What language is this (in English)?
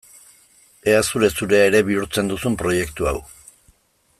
Basque